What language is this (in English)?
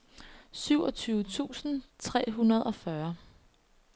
Danish